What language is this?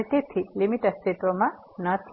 Gujarati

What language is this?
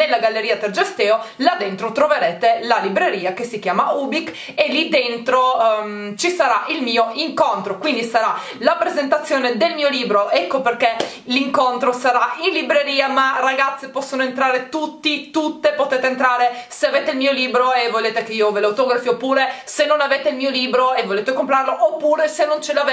Italian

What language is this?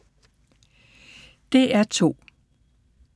Danish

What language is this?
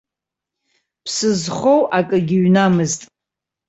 Abkhazian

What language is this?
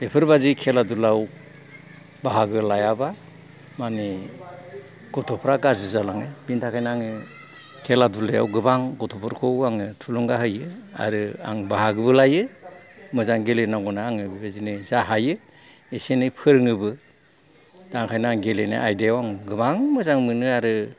Bodo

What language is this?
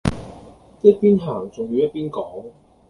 Cantonese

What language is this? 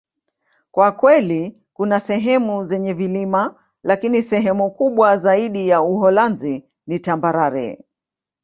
Swahili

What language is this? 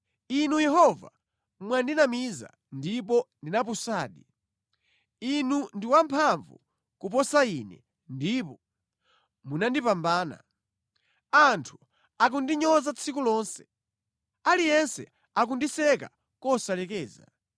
Nyanja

